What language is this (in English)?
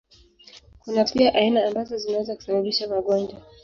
Swahili